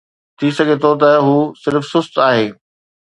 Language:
Sindhi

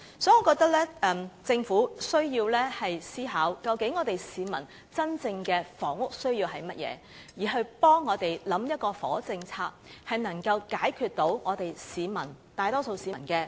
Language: Cantonese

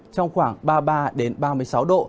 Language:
Vietnamese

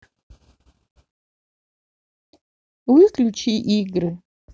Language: Russian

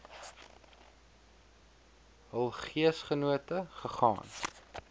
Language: Afrikaans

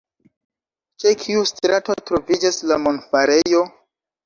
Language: Esperanto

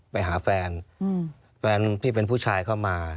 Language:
Thai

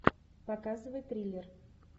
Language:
Russian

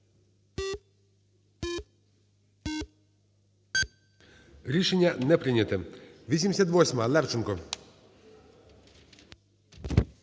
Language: Ukrainian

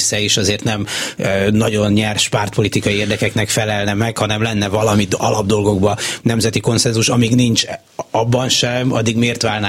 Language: Hungarian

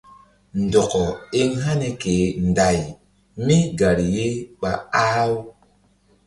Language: Mbum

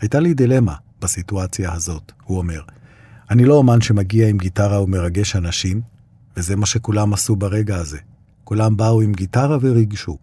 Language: Hebrew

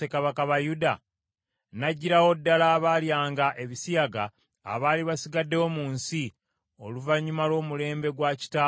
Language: Ganda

